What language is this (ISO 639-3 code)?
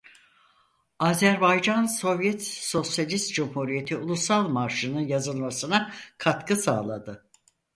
tur